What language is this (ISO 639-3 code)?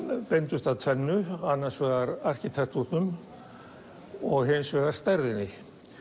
isl